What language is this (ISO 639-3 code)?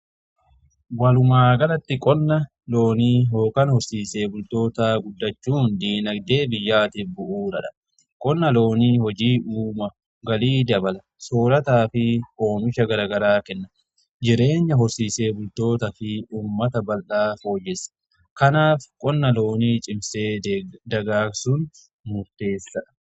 orm